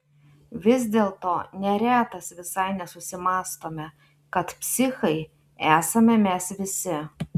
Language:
Lithuanian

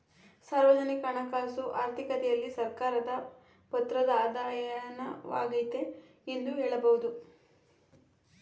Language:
Kannada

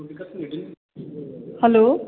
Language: Maithili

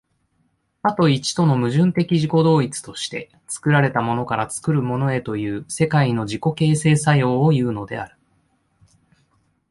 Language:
Japanese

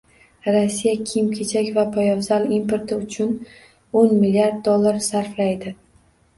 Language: Uzbek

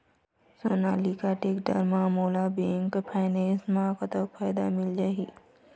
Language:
Chhattisgarhi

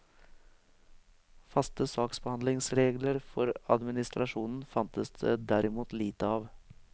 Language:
Norwegian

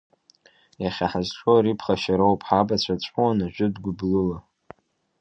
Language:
Abkhazian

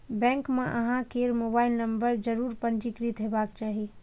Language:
Maithili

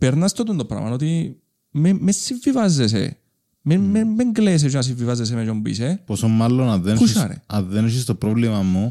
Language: Greek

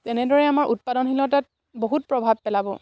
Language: Assamese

